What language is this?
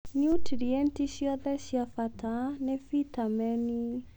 Kikuyu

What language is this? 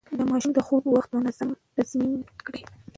Pashto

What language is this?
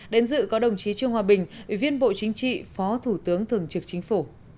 Vietnamese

